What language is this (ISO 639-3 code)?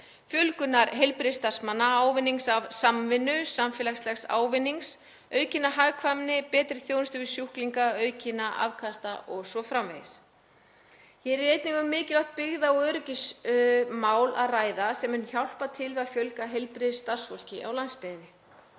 isl